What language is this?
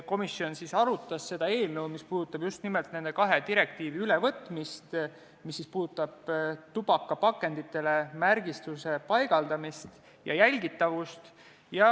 Estonian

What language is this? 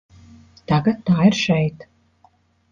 Latvian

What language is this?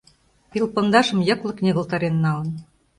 Mari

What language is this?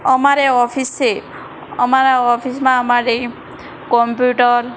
Gujarati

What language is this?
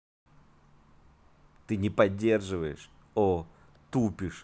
Russian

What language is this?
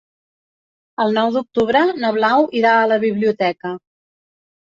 Catalan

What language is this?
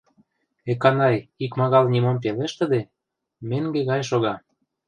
Mari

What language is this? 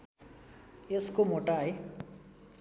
Nepali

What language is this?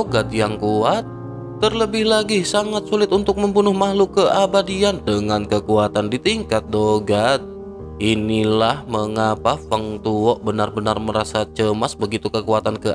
Indonesian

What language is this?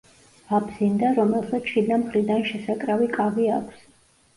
Georgian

